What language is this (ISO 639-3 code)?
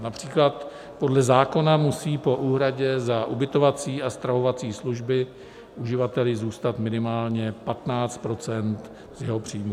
ces